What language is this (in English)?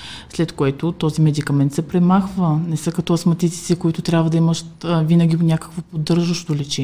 Bulgarian